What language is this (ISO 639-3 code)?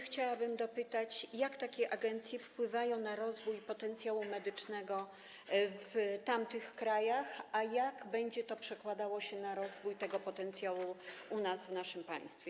pol